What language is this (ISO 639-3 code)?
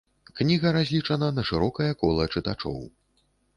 bel